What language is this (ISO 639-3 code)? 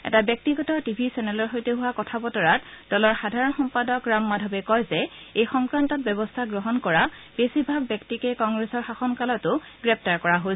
asm